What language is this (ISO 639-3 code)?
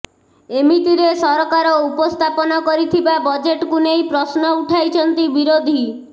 ori